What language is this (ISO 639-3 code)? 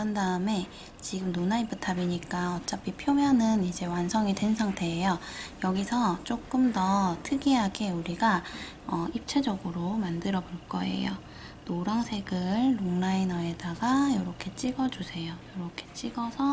kor